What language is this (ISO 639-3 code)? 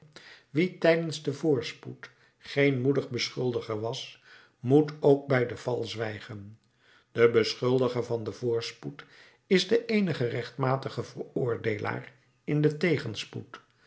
nld